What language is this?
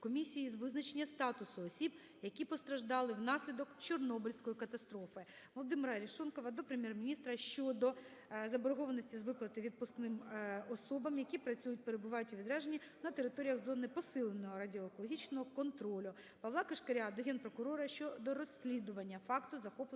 Ukrainian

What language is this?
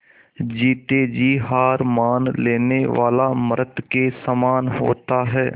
Hindi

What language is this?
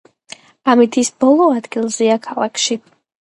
Georgian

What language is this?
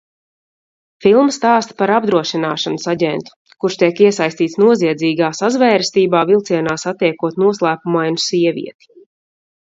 Latvian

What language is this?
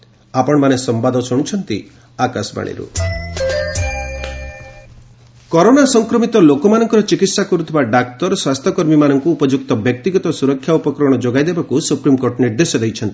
Odia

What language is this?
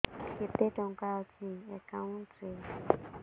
Odia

